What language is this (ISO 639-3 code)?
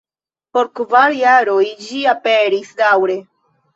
epo